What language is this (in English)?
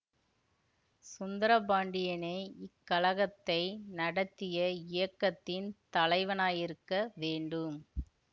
Tamil